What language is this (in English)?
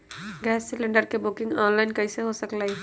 Magahi